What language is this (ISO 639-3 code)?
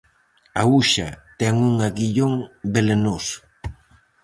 glg